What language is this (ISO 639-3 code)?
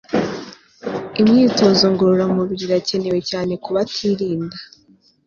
kin